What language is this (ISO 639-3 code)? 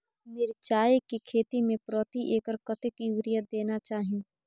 mai